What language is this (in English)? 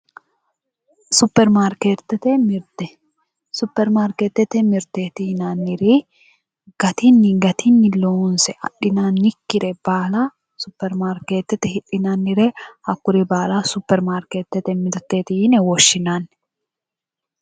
Sidamo